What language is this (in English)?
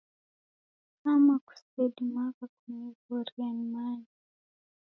Taita